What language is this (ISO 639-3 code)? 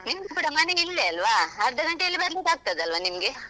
kan